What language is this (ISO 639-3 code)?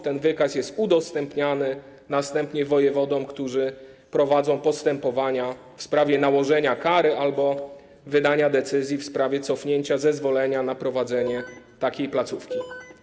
pol